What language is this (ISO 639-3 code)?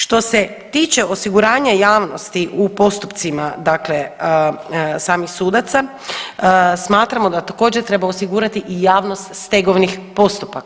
hrv